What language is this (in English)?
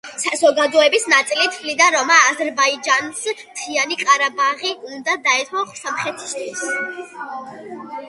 Georgian